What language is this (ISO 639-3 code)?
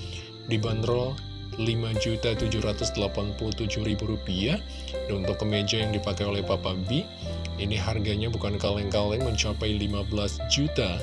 ind